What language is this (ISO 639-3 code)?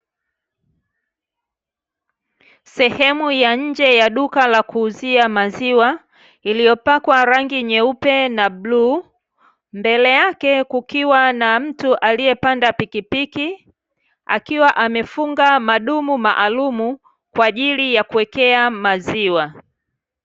swa